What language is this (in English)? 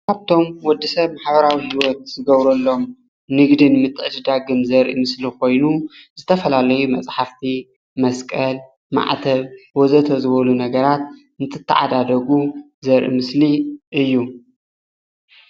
Tigrinya